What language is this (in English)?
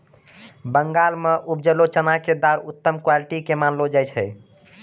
Maithili